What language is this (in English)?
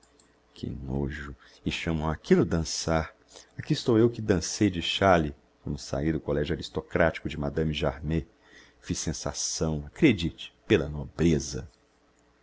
Portuguese